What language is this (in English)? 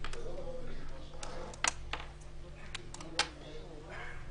Hebrew